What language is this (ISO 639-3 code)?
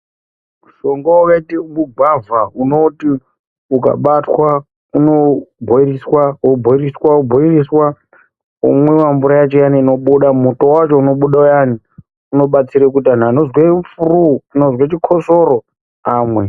ndc